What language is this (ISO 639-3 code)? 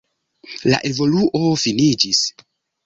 epo